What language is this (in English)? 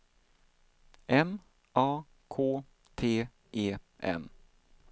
Swedish